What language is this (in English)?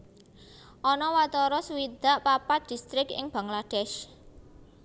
Javanese